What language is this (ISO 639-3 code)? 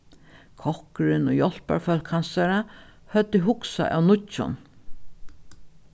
fao